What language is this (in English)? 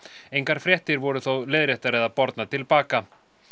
Icelandic